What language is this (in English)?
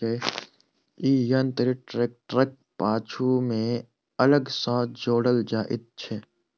Maithili